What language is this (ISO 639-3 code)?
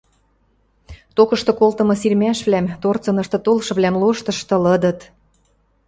mrj